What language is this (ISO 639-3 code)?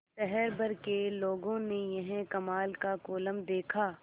hin